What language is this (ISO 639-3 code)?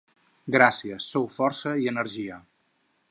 cat